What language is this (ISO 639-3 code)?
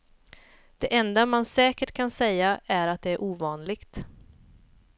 swe